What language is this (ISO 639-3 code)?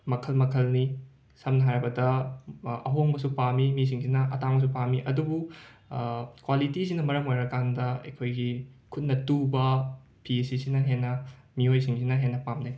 mni